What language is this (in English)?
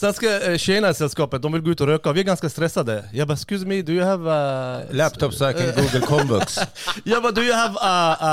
Swedish